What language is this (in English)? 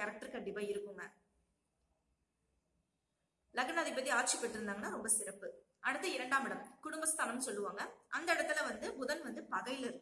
Spanish